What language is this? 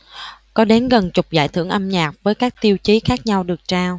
Vietnamese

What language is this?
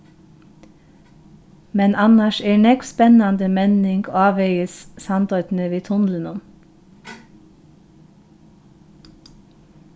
Faroese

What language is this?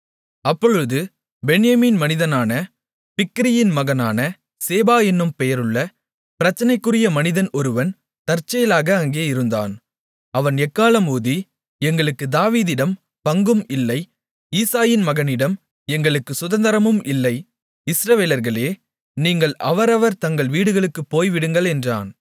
Tamil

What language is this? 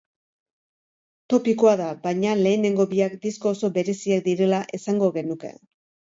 Basque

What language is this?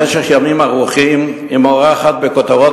Hebrew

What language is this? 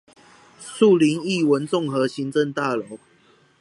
Chinese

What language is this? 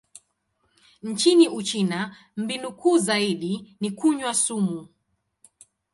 Swahili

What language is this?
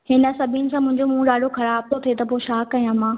Sindhi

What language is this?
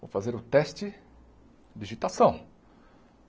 Portuguese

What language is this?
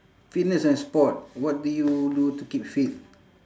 English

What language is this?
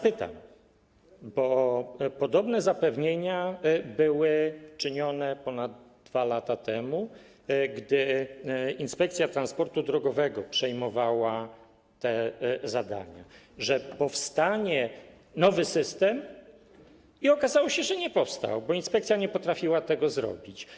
Polish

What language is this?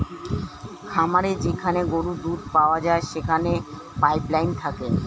Bangla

